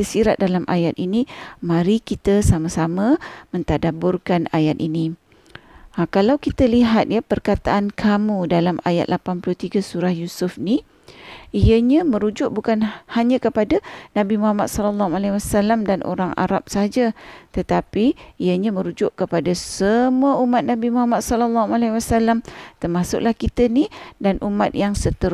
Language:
Malay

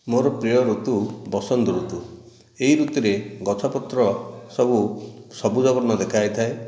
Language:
Odia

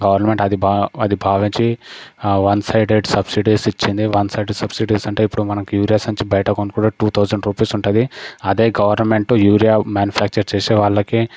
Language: Telugu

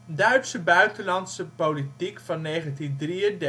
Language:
Dutch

